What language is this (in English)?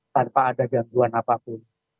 Indonesian